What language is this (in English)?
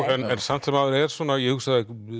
Icelandic